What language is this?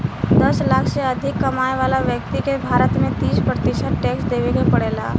Bhojpuri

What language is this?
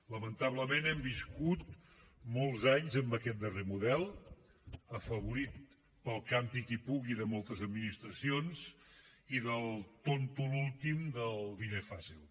Catalan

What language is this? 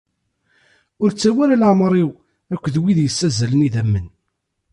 Kabyle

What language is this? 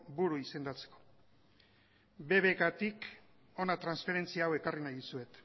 Basque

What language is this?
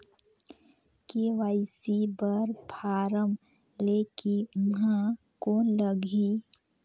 Chhattisgarhi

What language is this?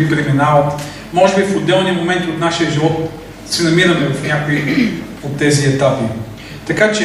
Bulgarian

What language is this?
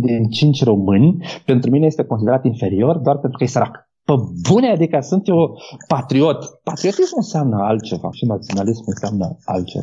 Romanian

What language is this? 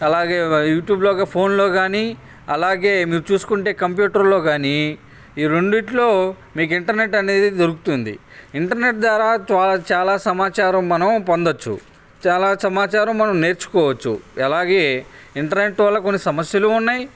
Telugu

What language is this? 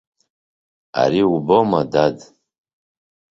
Abkhazian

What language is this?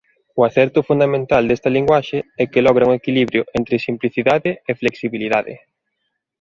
Galician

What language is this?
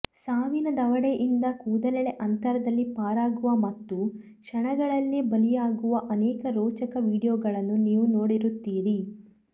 Kannada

